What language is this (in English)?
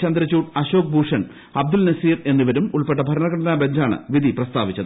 Malayalam